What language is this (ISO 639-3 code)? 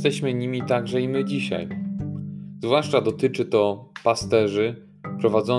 pol